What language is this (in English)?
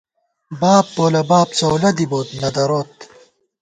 Gawar-Bati